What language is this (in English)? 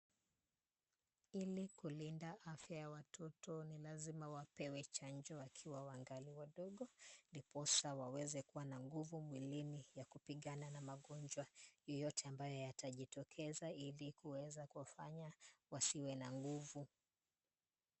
Swahili